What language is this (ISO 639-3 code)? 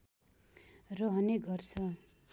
nep